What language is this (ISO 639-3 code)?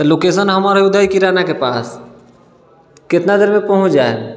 mai